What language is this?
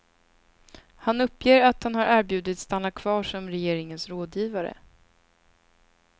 Swedish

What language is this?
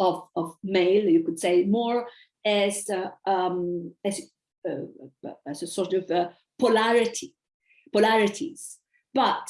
English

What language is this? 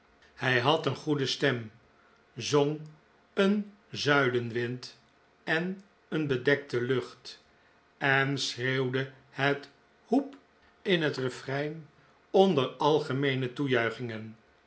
Dutch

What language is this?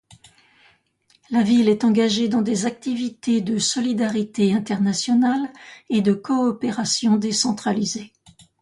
French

